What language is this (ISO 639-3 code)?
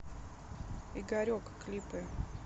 rus